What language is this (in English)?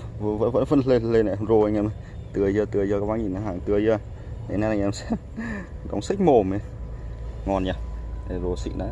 Vietnamese